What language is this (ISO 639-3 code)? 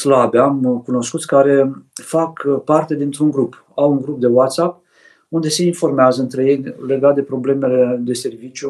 ron